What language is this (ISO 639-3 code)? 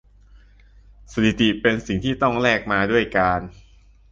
tha